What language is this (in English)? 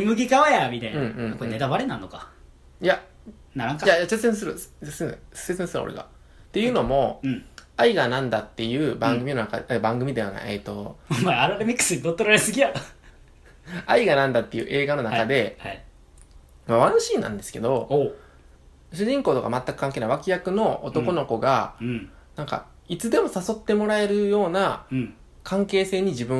Japanese